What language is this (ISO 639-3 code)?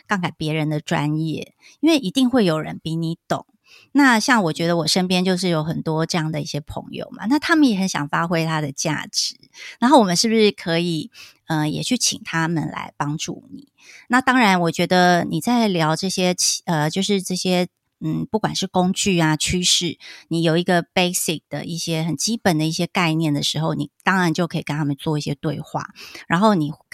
zho